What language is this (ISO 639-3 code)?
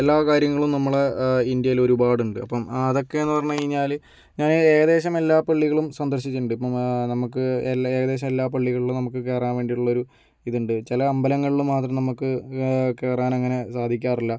mal